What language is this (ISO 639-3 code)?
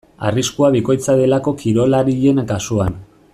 eus